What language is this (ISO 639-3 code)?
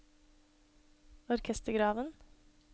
nor